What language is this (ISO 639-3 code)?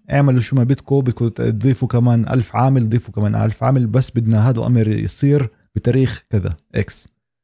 ara